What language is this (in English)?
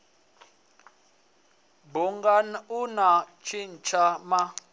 Venda